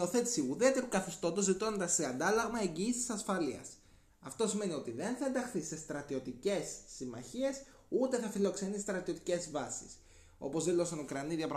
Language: Greek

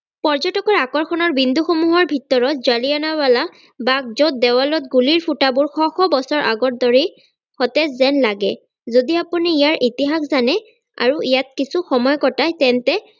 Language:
Assamese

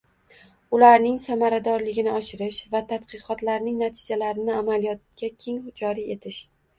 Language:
Uzbek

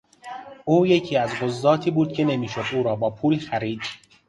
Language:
Persian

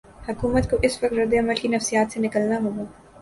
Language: Urdu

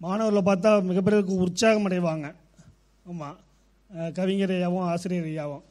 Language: Tamil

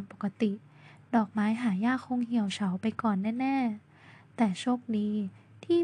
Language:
Thai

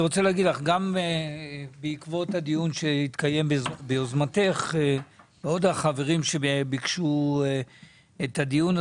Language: Hebrew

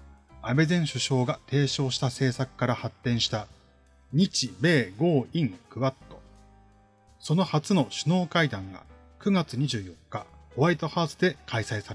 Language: Japanese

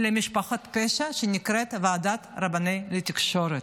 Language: Hebrew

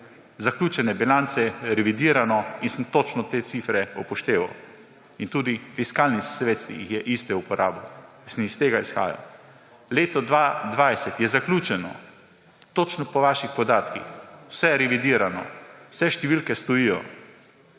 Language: Slovenian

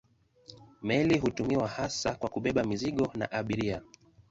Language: Swahili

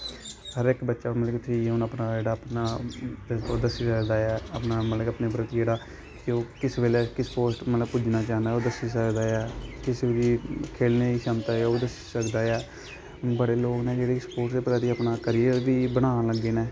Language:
Dogri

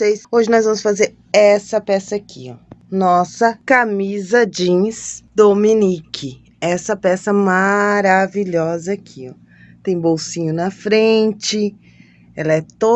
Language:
Portuguese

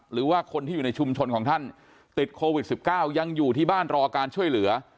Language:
Thai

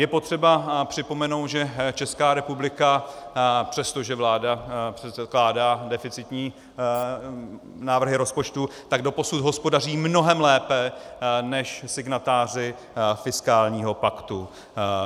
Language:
Czech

